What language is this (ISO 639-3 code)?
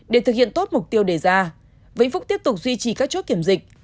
vie